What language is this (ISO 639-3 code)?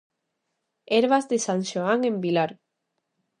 glg